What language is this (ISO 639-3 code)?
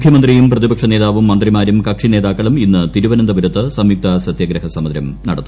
mal